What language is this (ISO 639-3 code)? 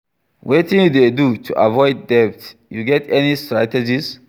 pcm